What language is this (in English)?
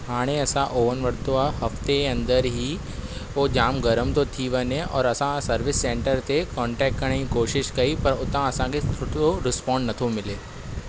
Sindhi